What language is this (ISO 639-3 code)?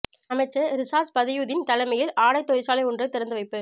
tam